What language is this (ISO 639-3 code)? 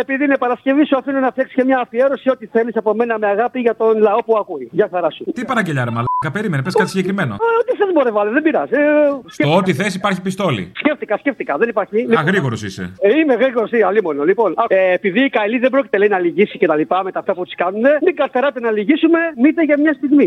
ell